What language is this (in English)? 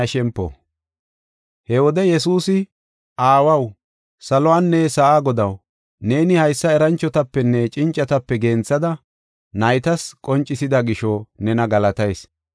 Gofa